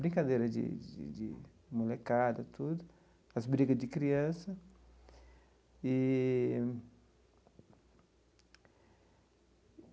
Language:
Portuguese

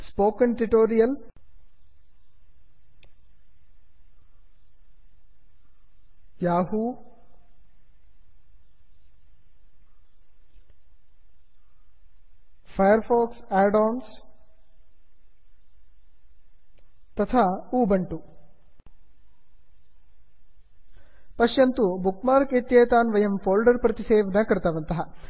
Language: Sanskrit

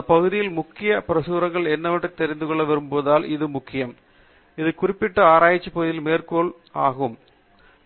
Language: Tamil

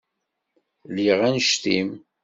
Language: Kabyle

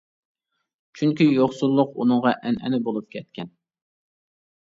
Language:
Uyghur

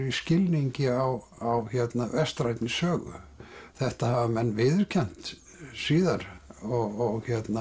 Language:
Icelandic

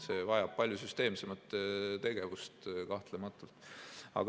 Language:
Estonian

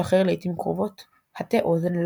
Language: Hebrew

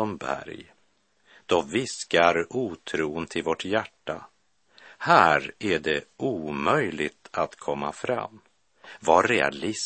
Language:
Swedish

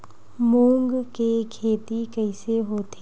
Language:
Chhattisgarhi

